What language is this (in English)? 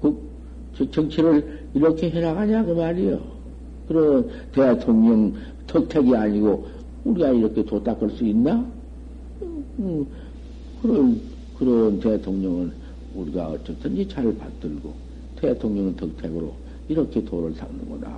Korean